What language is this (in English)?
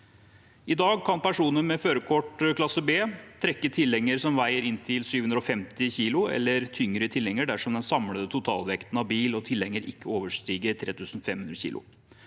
Norwegian